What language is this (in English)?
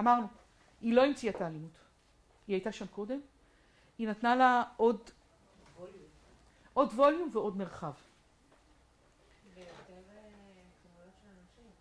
Hebrew